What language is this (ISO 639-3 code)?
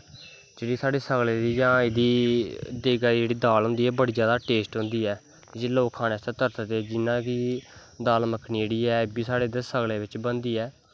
doi